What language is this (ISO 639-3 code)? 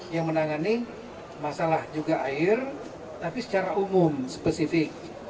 ind